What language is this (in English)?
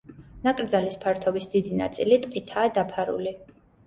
Georgian